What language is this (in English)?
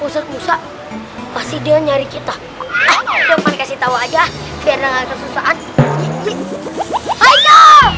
Indonesian